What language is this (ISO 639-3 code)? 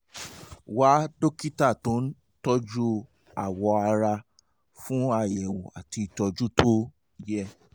yor